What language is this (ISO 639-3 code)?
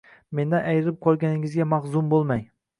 uzb